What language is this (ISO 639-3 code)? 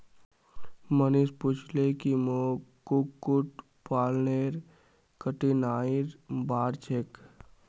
mag